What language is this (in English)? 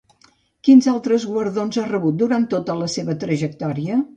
Catalan